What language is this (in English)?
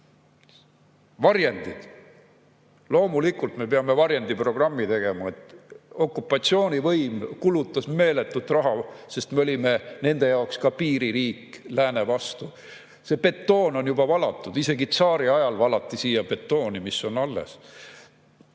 Estonian